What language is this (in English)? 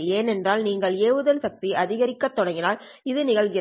Tamil